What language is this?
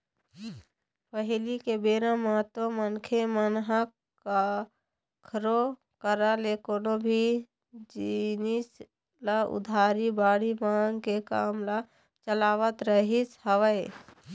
Chhattisgarhi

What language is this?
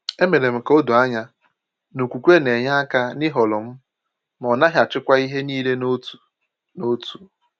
Igbo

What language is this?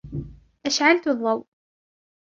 Arabic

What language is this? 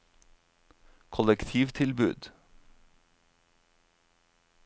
Norwegian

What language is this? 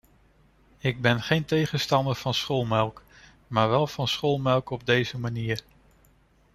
Dutch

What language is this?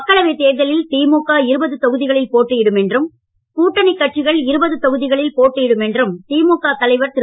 Tamil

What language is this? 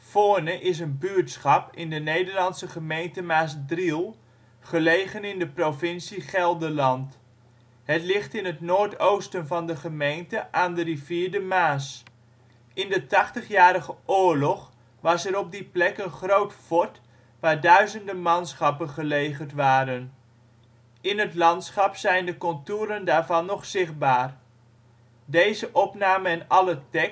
Dutch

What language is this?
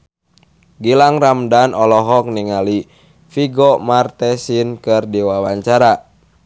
Sundanese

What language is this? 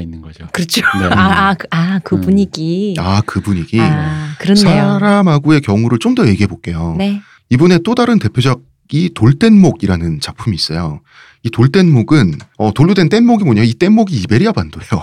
Korean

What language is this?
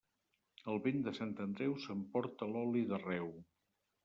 Catalan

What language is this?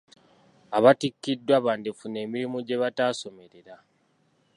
Ganda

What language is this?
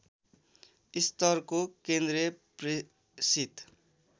Nepali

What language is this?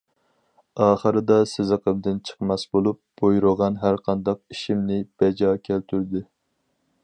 Uyghur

